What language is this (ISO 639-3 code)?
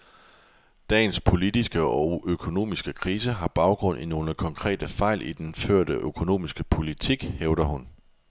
dan